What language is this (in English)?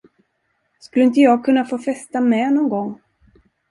Swedish